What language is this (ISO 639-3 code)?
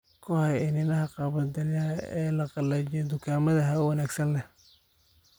som